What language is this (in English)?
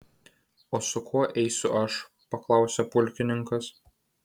Lithuanian